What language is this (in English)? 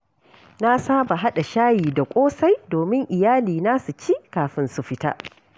Hausa